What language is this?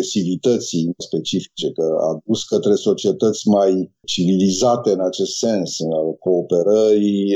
Romanian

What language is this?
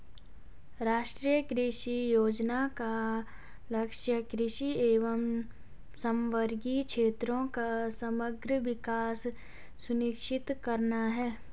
Hindi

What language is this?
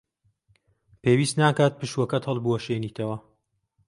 Central Kurdish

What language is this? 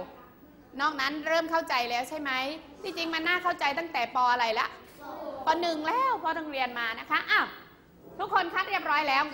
Thai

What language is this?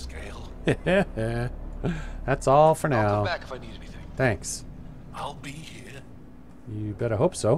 English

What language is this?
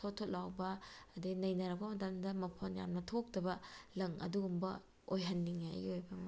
Manipuri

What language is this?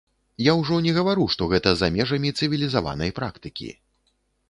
Belarusian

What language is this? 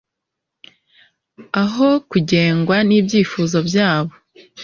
Kinyarwanda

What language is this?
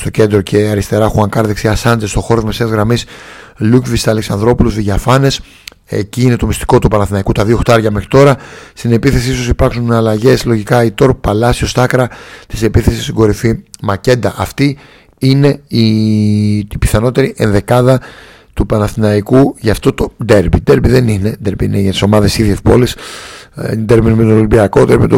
Greek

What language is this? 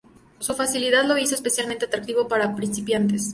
Spanish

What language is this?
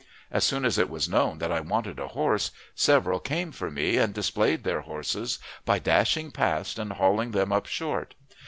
English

